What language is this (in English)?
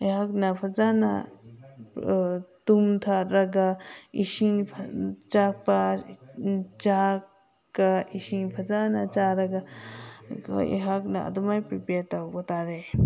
Manipuri